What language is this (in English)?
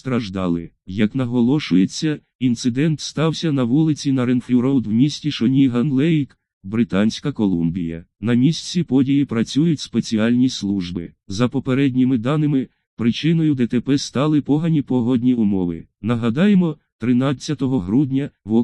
Russian